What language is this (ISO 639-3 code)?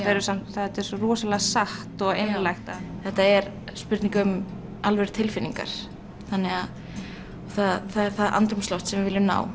isl